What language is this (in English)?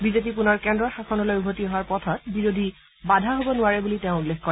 Assamese